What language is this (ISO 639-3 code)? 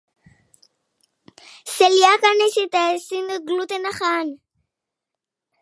eus